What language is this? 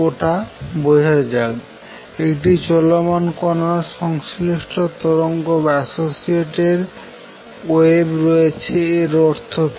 Bangla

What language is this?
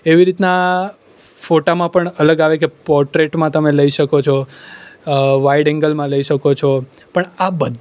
Gujarati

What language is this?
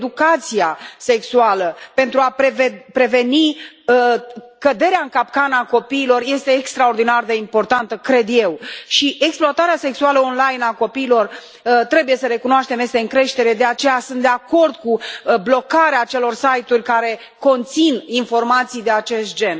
Romanian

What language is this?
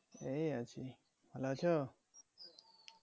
Bangla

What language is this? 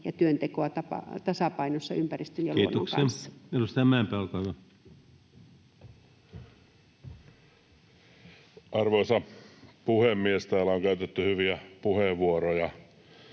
Finnish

